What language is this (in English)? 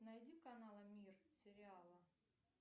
Russian